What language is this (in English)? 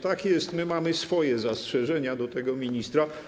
Polish